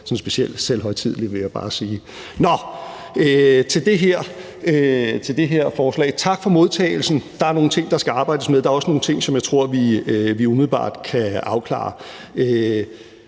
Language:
Danish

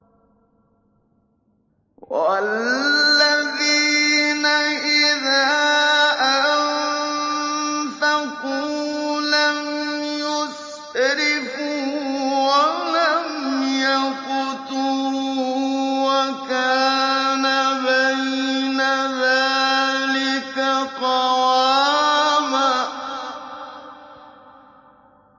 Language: Arabic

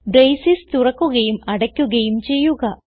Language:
Malayalam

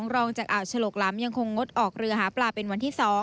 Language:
Thai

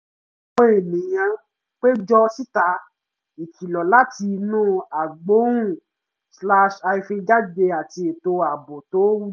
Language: Yoruba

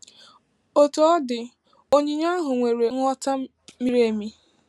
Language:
Igbo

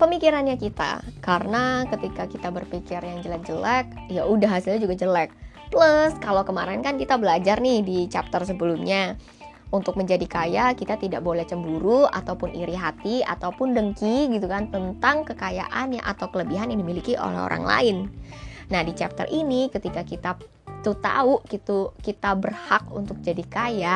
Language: Indonesian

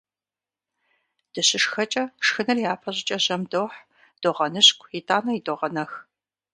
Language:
Kabardian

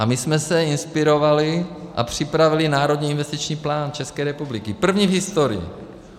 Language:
Czech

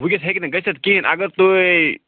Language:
Kashmiri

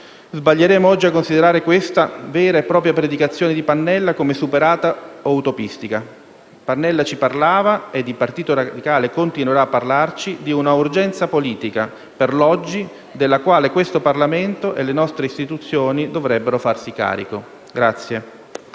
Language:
Italian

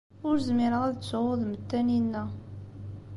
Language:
Kabyle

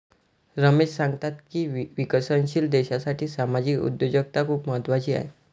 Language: Marathi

